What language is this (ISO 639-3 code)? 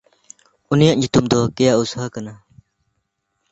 sat